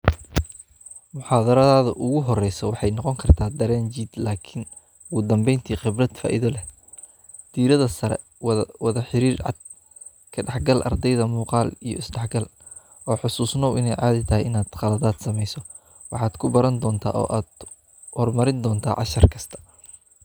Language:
Somali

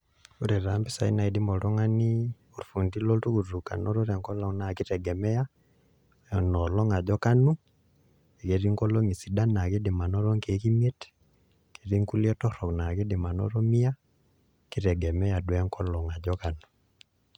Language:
Masai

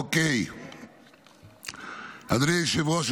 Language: Hebrew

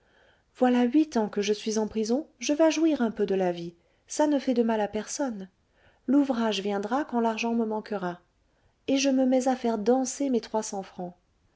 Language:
French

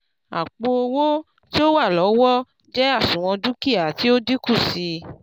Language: Yoruba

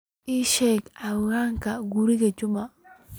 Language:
Somali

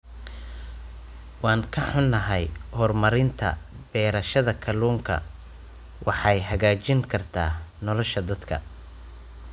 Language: Somali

